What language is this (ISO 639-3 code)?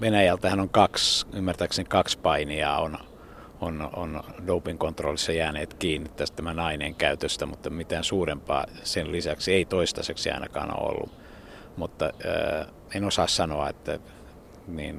fin